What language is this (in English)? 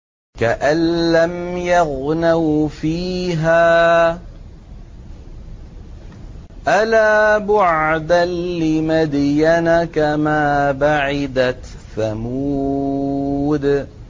Arabic